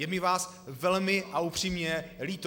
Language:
Czech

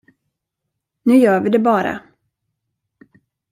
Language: Swedish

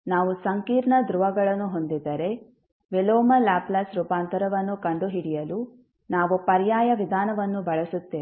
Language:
Kannada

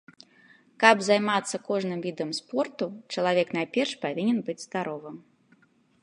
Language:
Belarusian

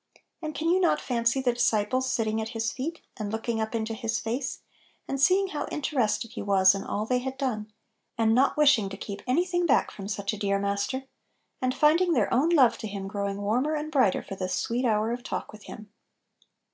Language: English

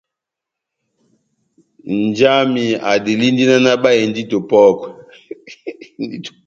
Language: Batanga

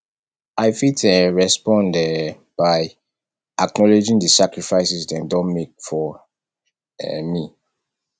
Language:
Nigerian Pidgin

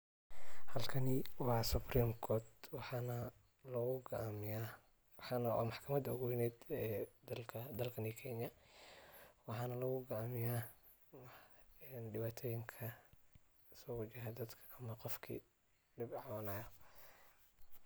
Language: Somali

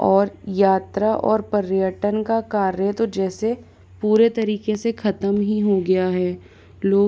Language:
Hindi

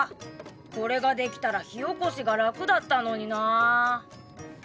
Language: Japanese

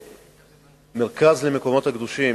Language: Hebrew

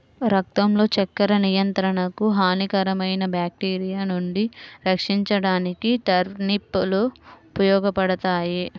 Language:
Telugu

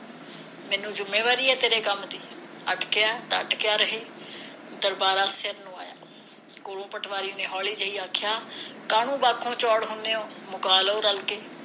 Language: Punjabi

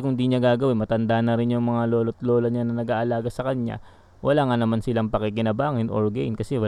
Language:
Filipino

